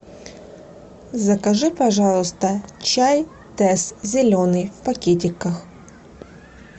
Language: Russian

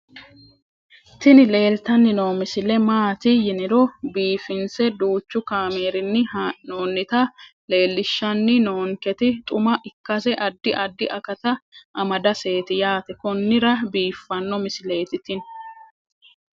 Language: Sidamo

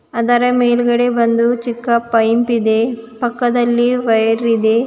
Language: Kannada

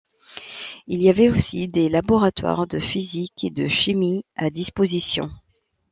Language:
French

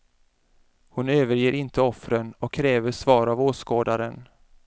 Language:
Swedish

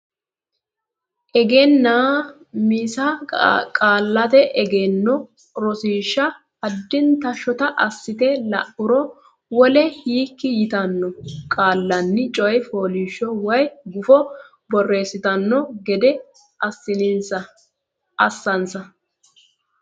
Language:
Sidamo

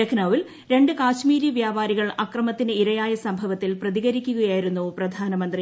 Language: Malayalam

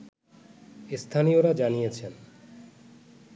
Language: Bangla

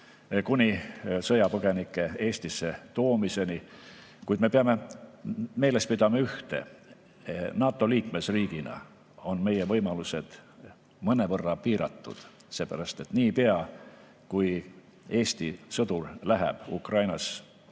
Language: Estonian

